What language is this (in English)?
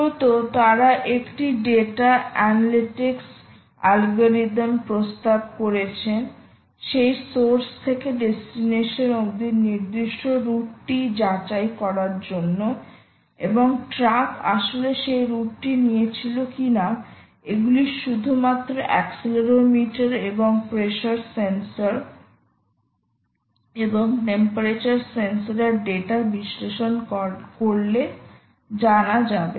Bangla